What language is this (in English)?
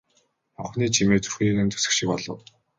Mongolian